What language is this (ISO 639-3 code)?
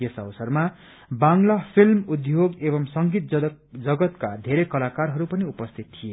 nep